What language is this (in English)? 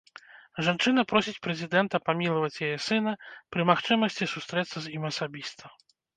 Belarusian